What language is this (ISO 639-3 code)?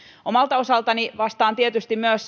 fin